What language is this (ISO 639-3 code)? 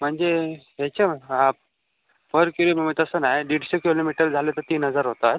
mar